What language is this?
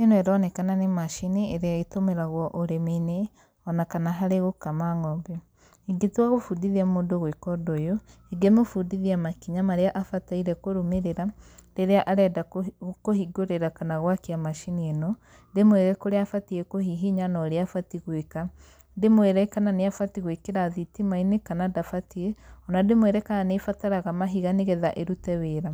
Kikuyu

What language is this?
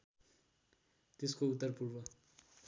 Nepali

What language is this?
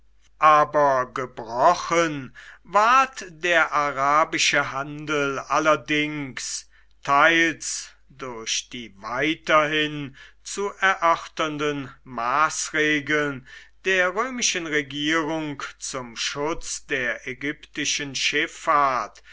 German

